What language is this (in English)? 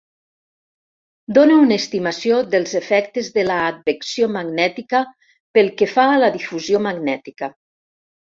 Catalan